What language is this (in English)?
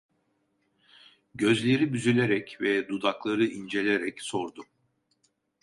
Turkish